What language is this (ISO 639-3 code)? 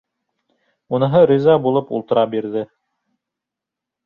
bak